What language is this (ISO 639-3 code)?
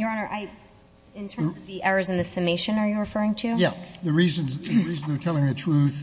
eng